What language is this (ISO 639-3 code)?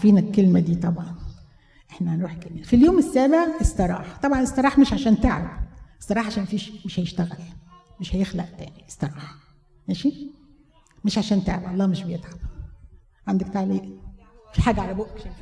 ara